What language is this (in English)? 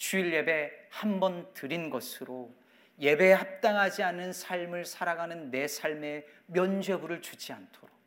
Korean